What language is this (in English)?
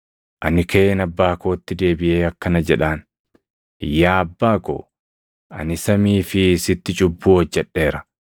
Oromo